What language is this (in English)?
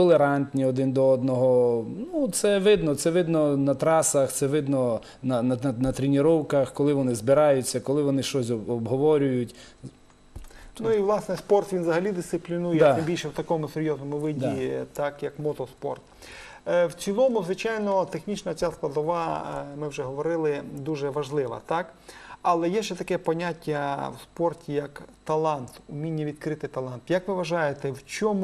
Ukrainian